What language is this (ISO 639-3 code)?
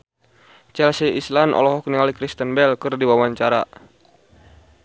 sun